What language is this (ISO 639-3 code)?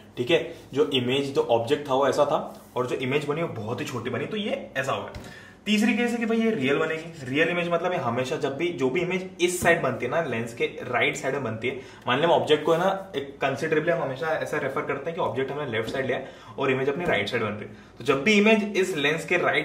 hin